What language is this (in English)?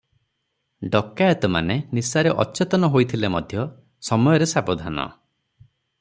Odia